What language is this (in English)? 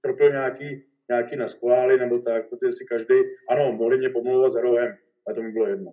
Czech